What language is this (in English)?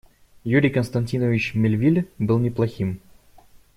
Russian